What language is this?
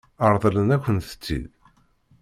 Kabyle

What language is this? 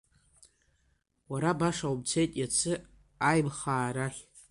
Abkhazian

